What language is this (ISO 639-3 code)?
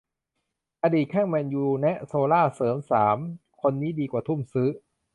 tha